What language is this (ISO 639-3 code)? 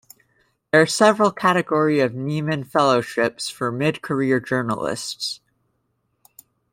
eng